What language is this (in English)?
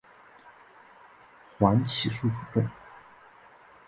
Chinese